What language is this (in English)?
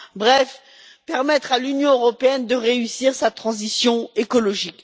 French